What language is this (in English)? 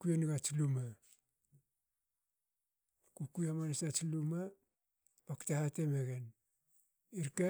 Hakö